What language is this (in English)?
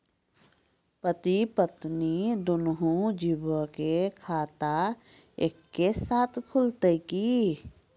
Maithili